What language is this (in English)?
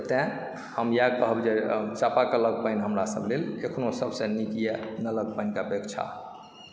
Maithili